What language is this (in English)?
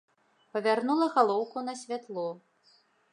Belarusian